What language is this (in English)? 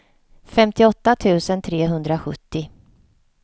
Swedish